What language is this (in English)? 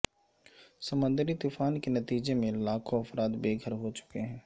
Urdu